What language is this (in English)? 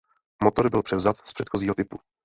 Czech